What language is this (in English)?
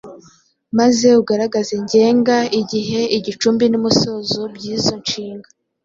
Kinyarwanda